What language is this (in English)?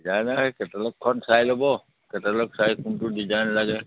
Assamese